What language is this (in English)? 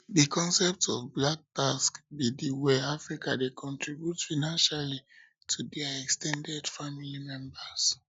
Nigerian Pidgin